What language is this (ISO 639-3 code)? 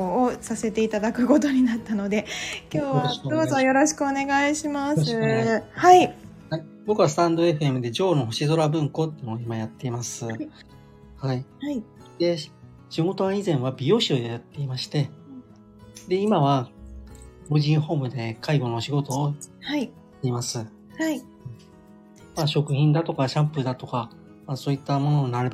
jpn